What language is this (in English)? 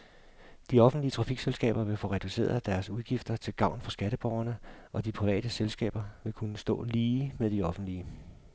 Danish